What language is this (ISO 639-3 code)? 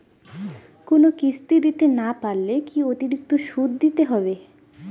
ben